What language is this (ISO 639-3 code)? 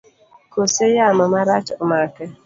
luo